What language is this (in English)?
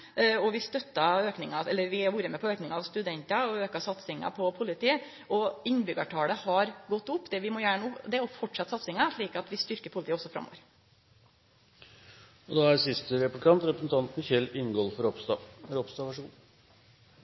Norwegian